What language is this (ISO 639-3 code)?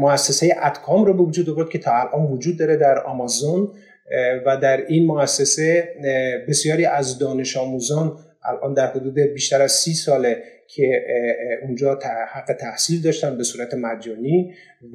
fas